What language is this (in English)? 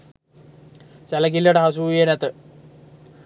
Sinhala